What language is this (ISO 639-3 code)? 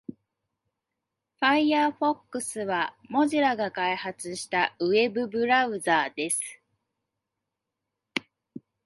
jpn